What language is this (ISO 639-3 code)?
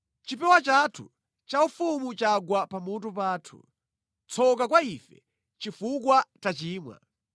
nya